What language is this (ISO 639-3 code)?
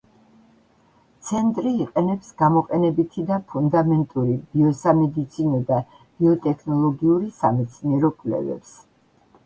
kat